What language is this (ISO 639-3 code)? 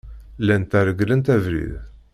kab